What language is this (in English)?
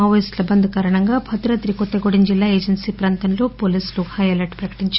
Telugu